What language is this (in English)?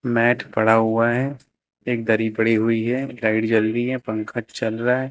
Hindi